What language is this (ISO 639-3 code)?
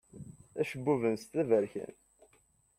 kab